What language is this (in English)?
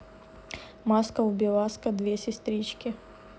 Russian